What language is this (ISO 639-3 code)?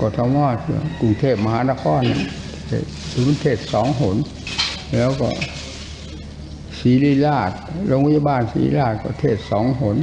tha